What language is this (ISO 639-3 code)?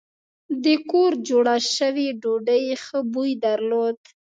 pus